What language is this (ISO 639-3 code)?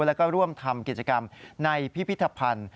tha